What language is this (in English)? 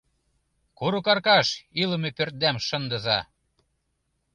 Mari